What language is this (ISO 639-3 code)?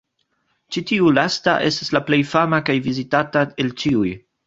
epo